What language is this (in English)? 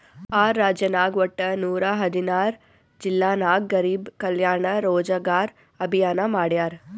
Kannada